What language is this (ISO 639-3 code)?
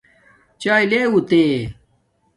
dmk